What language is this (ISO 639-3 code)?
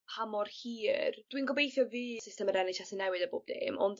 cym